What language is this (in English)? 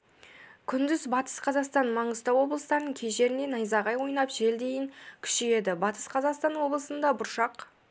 Kazakh